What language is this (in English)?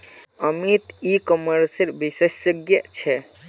Magahi